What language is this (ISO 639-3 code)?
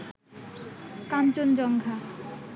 ben